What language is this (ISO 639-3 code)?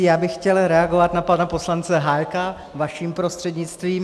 ces